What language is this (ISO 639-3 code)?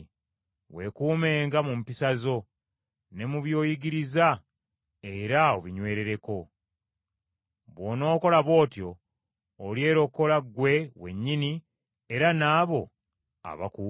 lug